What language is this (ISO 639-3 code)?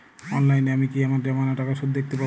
ben